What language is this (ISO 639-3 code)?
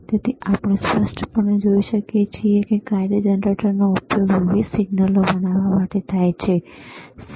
guj